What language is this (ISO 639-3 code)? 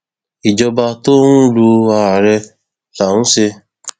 yor